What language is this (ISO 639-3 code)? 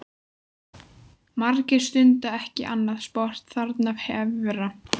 isl